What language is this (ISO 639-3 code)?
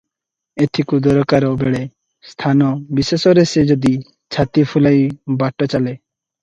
ori